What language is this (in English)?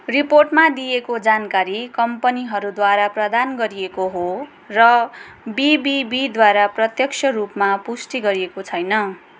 Nepali